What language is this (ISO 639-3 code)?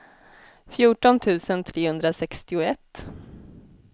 swe